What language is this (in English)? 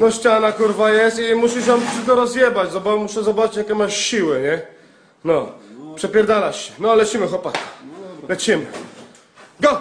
Polish